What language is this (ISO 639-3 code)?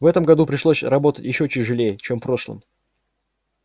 rus